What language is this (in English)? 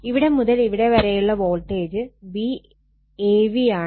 Malayalam